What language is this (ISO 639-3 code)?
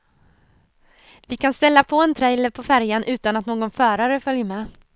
swe